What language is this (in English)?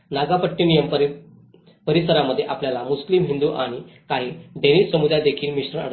Marathi